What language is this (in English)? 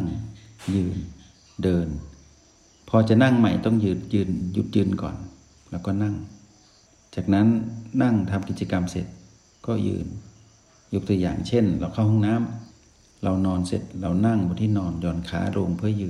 Thai